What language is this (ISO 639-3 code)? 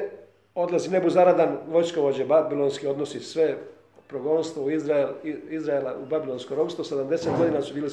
hrv